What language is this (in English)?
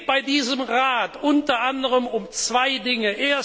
German